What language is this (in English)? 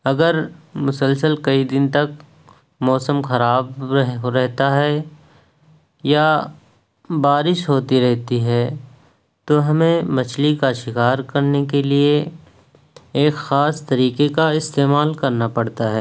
Urdu